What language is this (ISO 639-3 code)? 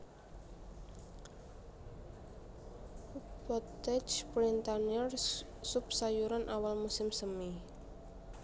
jav